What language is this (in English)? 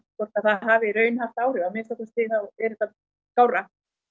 Icelandic